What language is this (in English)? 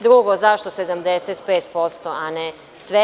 Serbian